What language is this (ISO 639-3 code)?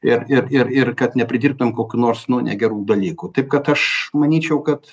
lit